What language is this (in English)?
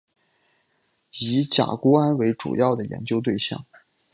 Chinese